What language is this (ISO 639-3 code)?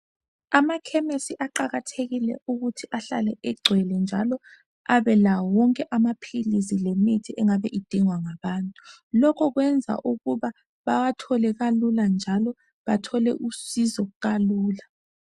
nde